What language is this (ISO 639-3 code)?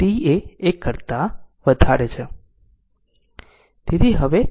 guj